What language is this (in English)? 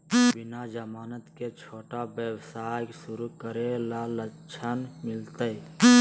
Magahi